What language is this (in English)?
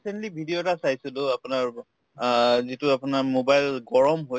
Assamese